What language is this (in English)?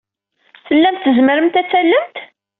Kabyle